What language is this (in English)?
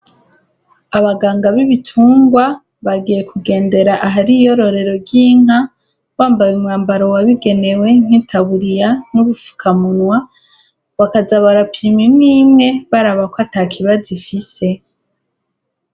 Rundi